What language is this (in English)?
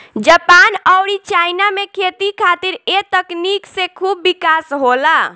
Bhojpuri